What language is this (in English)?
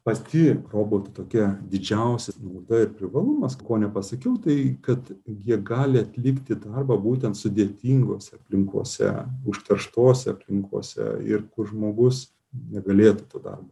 Lithuanian